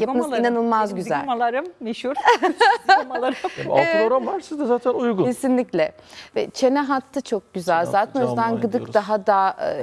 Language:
Turkish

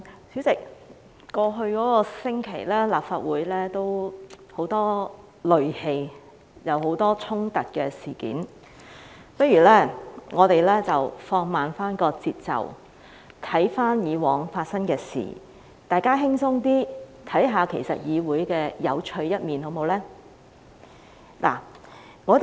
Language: Cantonese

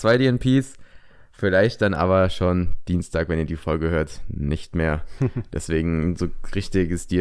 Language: German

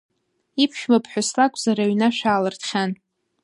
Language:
Abkhazian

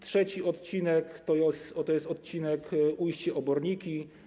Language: Polish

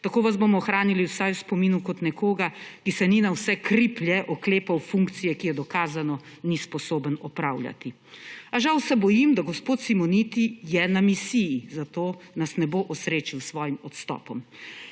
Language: Slovenian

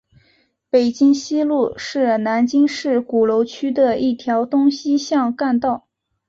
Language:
Chinese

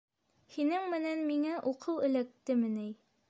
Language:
Bashkir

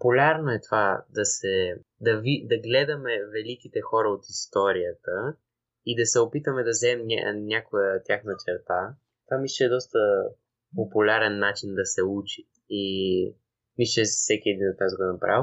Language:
Bulgarian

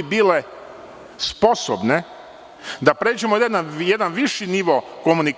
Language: Serbian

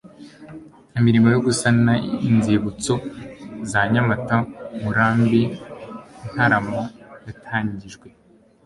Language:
Kinyarwanda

